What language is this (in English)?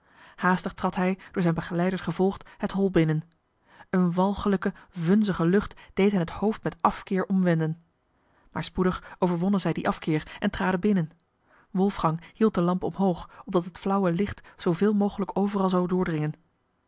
Dutch